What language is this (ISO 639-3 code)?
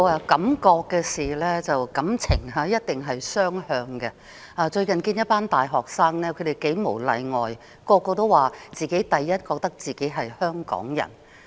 yue